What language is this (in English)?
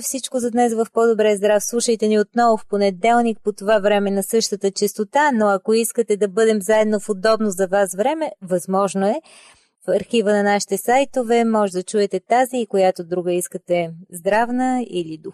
Bulgarian